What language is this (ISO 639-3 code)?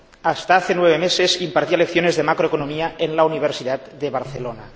spa